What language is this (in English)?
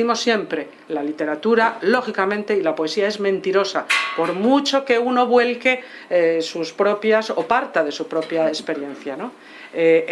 Spanish